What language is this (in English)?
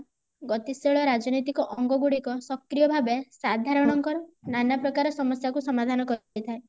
Odia